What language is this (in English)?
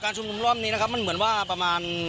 Thai